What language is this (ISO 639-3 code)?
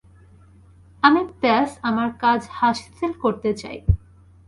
ben